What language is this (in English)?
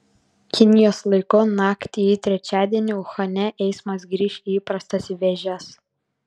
Lithuanian